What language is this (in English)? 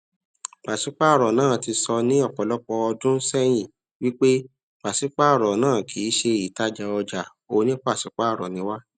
Yoruba